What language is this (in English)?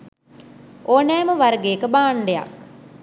Sinhala